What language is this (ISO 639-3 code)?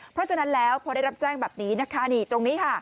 tha